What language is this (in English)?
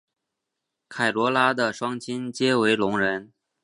Chinese